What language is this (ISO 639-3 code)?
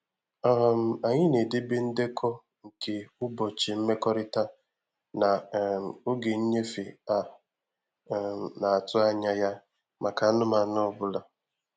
ibo